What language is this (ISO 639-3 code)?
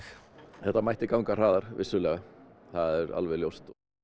isl